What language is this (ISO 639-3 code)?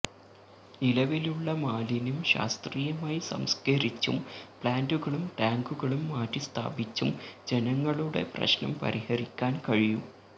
mal